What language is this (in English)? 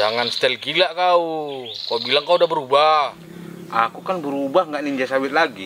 Indonesian